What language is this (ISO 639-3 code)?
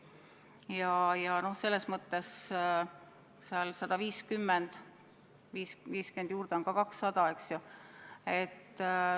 est